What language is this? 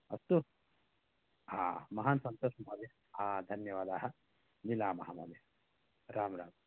Sanskrit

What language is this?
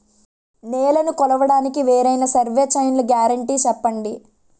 Telugu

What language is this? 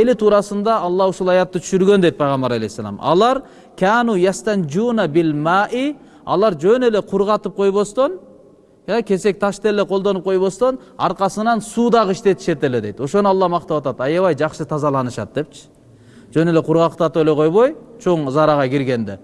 Turkish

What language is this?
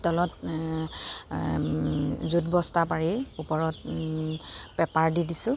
Assamese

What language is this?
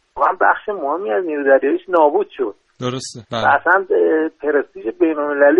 Persian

